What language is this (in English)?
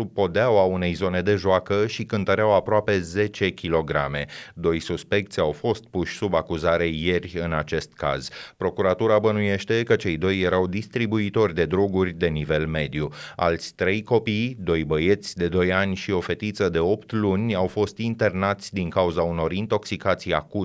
Romanian